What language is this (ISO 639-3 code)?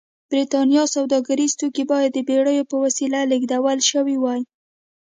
pus